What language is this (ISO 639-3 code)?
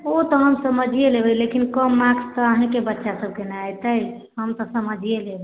mai